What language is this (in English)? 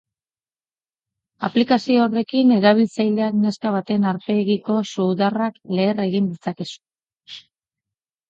Basque